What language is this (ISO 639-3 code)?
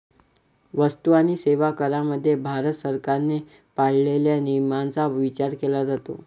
mar